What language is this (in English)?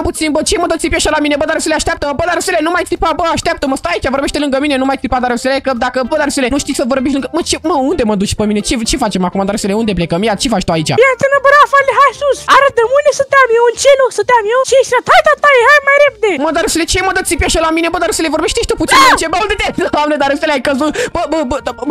Romanian